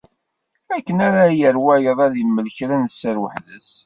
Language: Kabyle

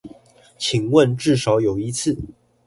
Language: Chinese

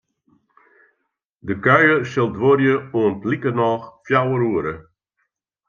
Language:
Western Frisian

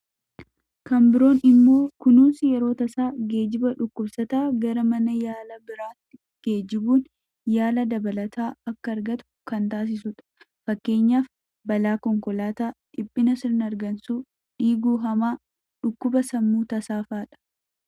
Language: Oromo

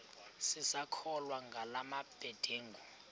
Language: Xhosa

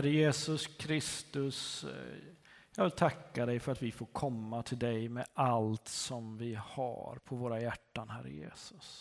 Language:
Swedish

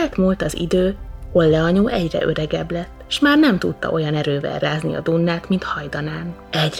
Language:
Hungarian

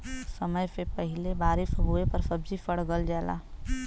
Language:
Bhojpuri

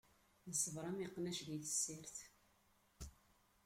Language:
Kabyle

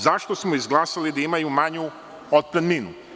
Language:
Serbian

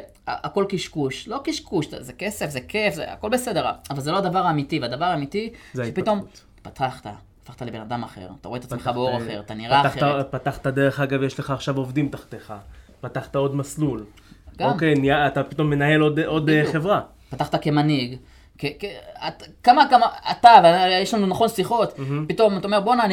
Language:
Hebrew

